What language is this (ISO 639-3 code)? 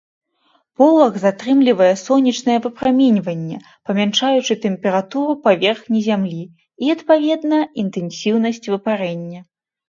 bel